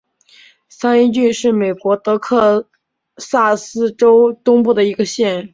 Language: Chinese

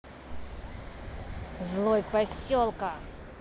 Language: Russian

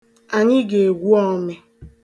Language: Igbo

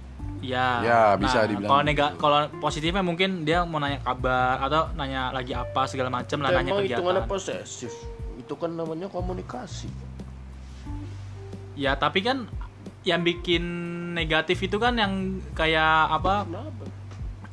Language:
Indonesian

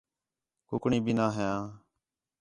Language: Khetrani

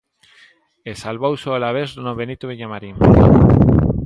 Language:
Galician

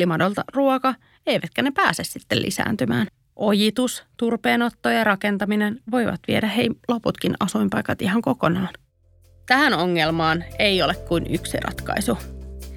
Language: Finnish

